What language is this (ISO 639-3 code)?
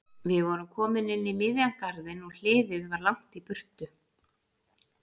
isl